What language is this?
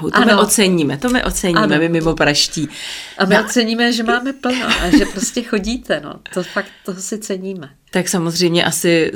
Czech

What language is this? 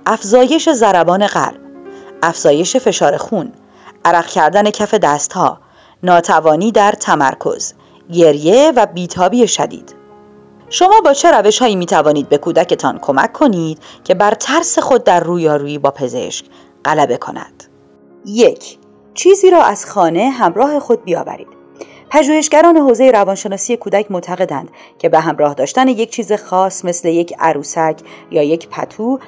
Persian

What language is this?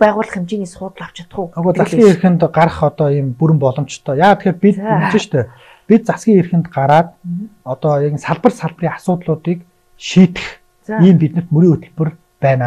Turkish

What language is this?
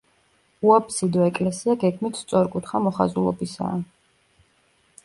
Georgian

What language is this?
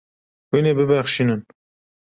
Kurdish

